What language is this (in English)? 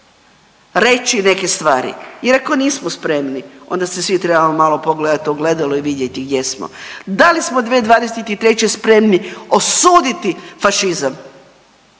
Croatian